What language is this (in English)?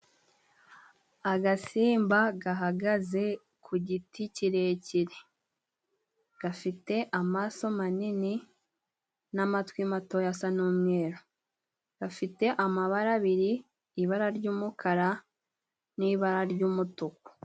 Kinyarwanda